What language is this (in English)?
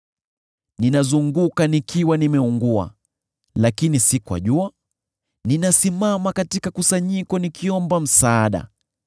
Swahili